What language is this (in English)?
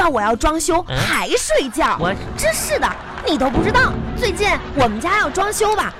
Chinese